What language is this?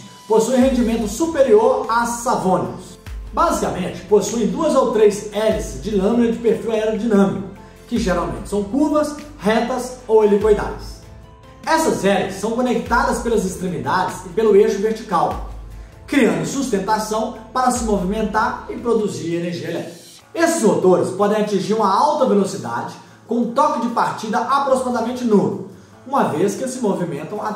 Portuguese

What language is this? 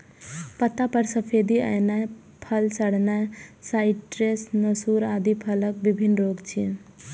Maithili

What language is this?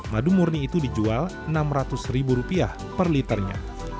Indonesian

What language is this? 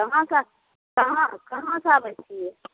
Maithili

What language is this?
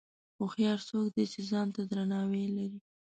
Pashto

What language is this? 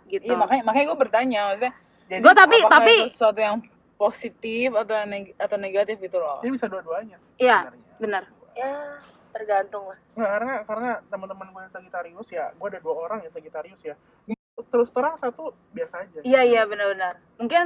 Indonesian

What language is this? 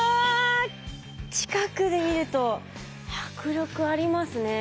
Japanese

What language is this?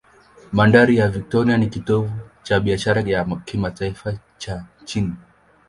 Swahili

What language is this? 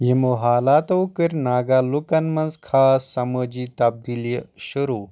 Kashmiri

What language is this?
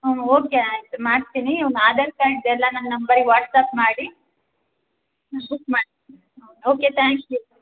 Kannada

